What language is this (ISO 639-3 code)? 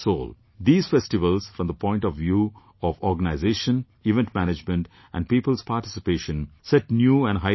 eng